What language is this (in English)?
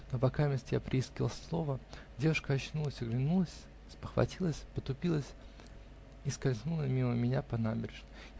Russian